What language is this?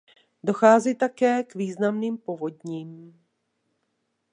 Czech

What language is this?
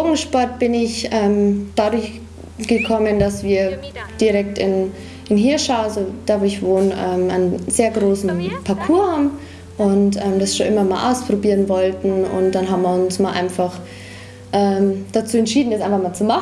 German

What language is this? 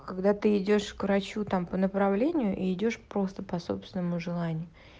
Russian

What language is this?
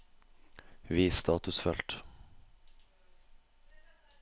Norwegian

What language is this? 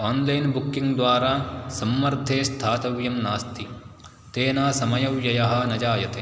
Sanskrit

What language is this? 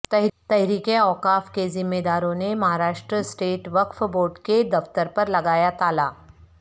Urdu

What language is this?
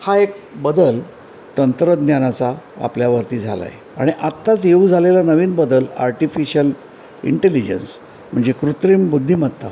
Marathi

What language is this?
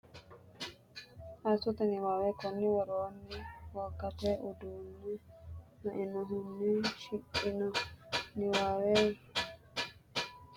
Sidamo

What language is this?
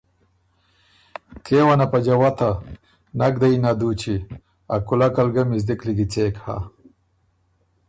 Ormuri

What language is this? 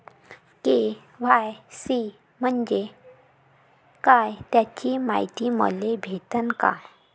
Marathi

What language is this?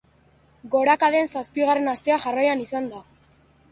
Basque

